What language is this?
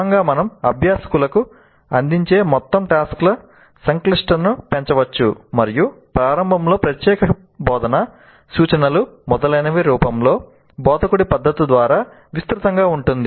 Telugu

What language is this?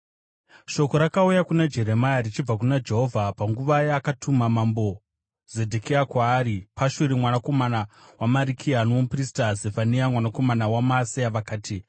Shona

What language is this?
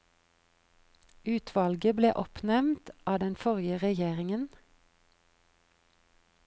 Norwegian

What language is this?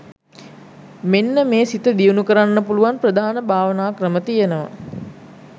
Sinhala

